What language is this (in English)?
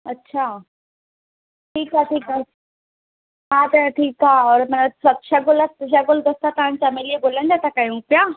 Sindhi